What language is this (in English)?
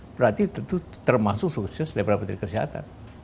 Indonesian